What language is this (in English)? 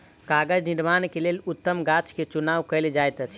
Maithili